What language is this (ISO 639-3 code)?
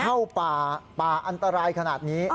tha